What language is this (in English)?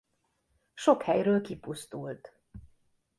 Hungarian